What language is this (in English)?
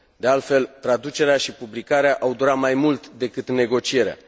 Romanian